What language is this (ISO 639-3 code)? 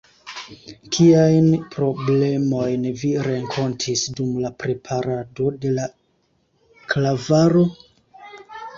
epo